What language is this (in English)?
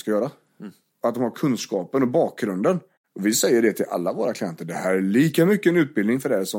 Swedish